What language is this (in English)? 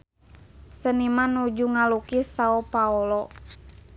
Sundanese